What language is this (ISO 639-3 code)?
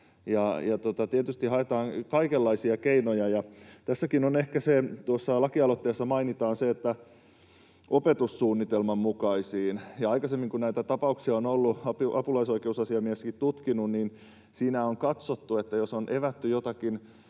fin